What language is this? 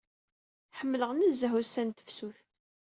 Kabyle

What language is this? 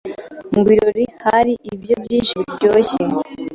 Kinyarwanda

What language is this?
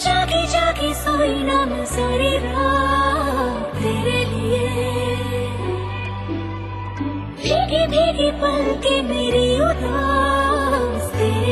Hindi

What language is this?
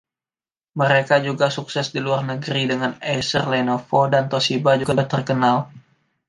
Indonesian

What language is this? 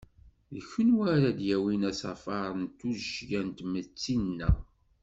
Kabyle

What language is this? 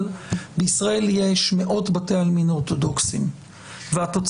Hebrew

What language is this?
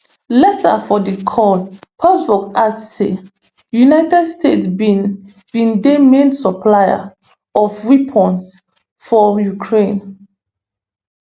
Nigerian Pidgin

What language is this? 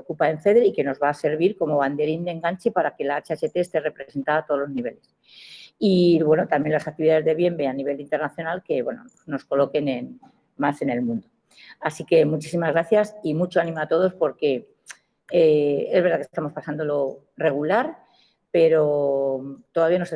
Spanish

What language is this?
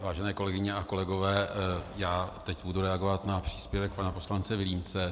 Czech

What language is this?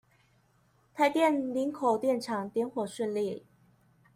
Chinese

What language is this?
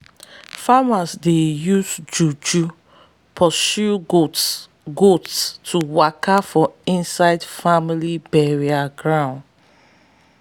Nigerian Pidgin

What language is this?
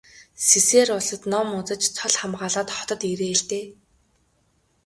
Mongolian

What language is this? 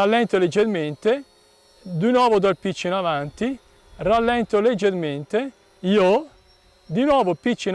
Italian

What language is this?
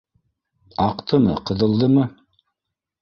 Bashkir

